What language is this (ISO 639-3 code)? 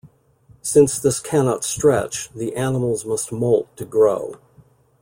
eng